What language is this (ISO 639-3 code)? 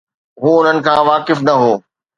snd